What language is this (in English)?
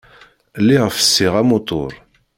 Kabyle